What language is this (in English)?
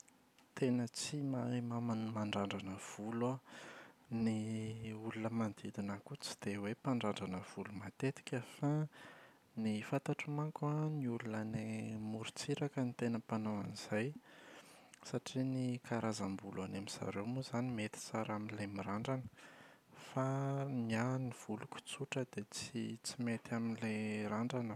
Malagasy